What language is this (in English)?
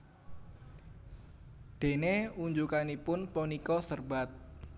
Javanese